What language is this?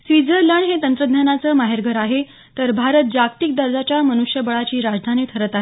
Marathi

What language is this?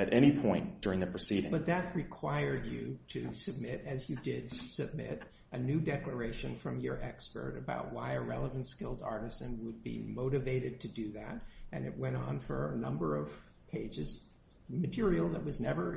English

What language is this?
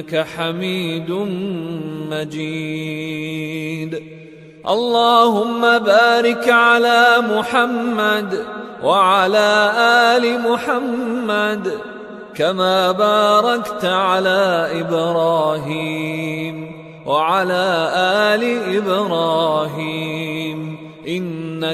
Arabic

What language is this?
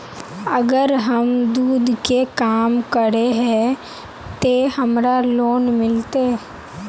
Magahi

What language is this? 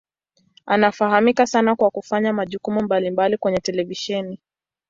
Swahili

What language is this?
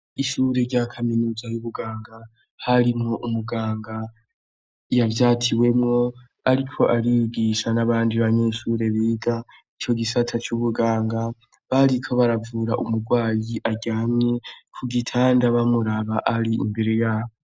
Rundi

